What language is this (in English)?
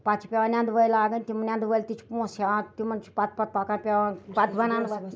Kashmiri